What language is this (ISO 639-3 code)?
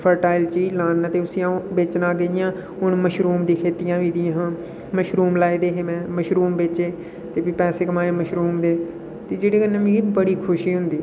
doi